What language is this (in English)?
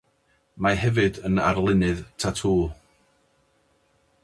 Welsh